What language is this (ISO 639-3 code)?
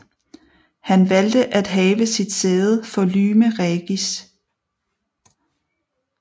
dan